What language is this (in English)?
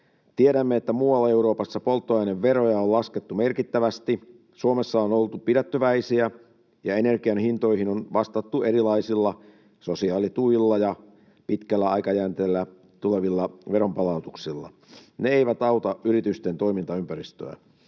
Finnish